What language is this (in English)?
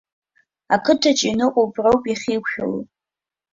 Abkhazian